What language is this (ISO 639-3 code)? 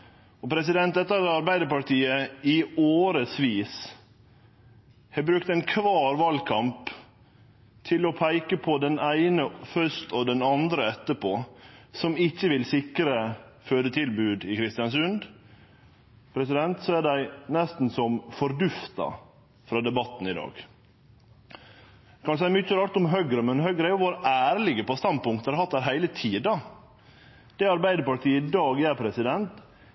nno